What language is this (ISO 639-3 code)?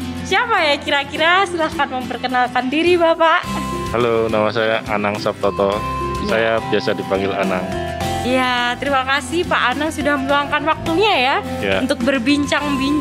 ind